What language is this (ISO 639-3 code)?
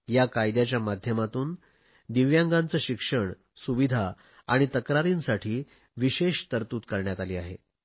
mar